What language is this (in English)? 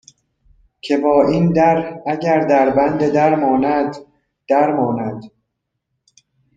Persian